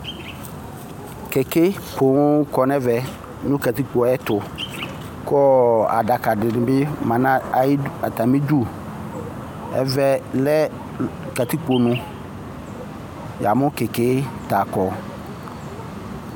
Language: Ikposo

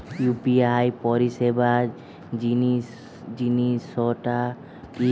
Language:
Bangla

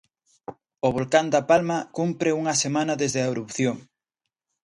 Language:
Galician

